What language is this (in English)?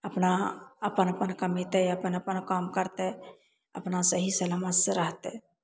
Maithili